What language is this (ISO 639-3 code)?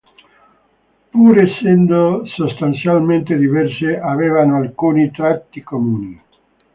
ita